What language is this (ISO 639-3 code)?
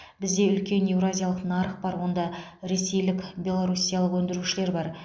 kaz